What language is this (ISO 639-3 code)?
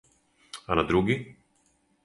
srp